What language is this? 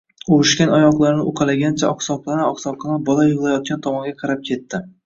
Uzbek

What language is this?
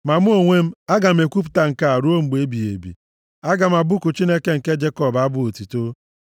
Igbo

